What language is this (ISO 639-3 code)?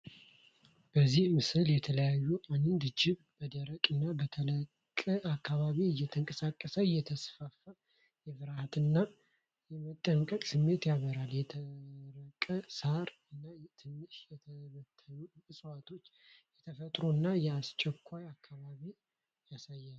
amh